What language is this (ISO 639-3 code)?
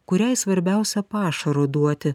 lit